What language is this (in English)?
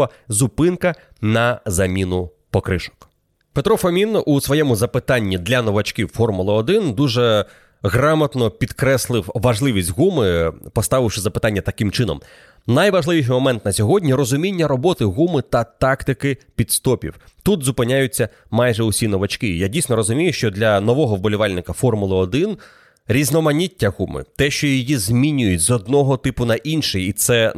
Ukrainian